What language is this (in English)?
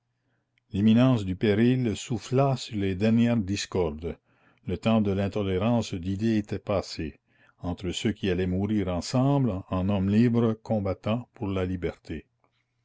French